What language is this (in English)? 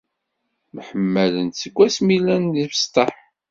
Kabyle